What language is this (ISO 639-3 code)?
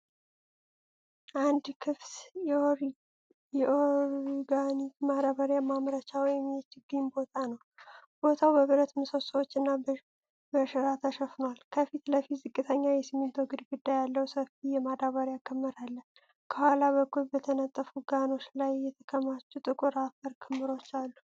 amh